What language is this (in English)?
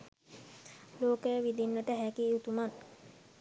Sinhala